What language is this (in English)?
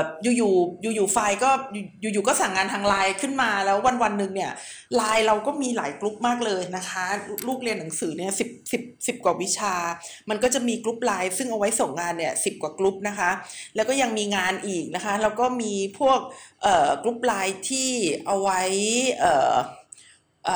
Thai